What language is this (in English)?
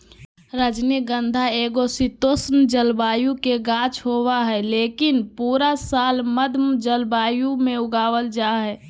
Magahi